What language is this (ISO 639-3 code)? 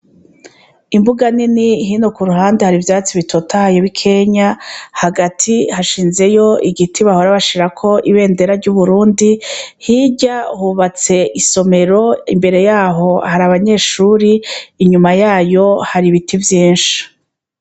run